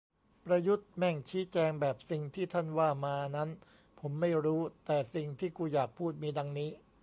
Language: Thai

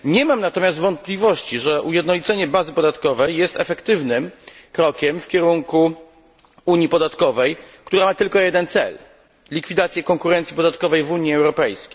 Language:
Polish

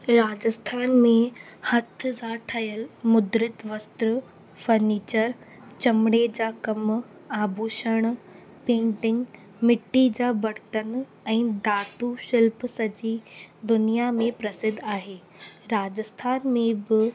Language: Sindhi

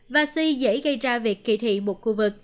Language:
Vietnamese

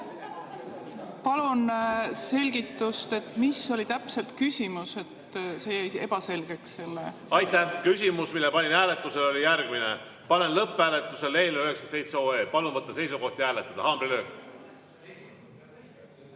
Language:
Estonian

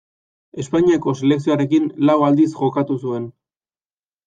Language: Basque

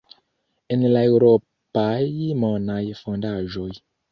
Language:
Esperanto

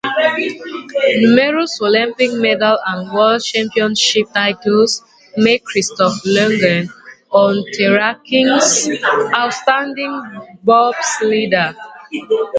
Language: English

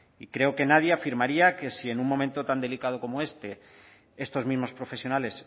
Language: Spanish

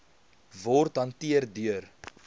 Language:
Afrikaans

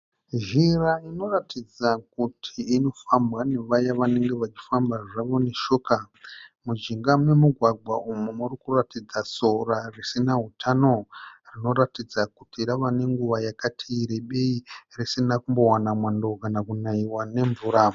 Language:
Shona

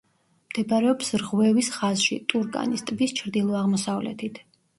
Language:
Georgian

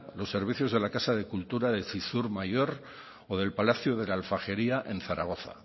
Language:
Spanish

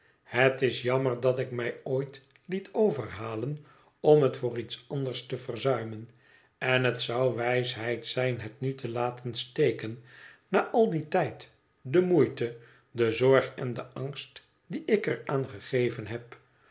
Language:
Dutch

